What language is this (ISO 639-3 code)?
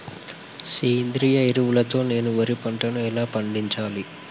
tel